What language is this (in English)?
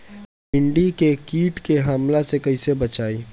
Bhojpuri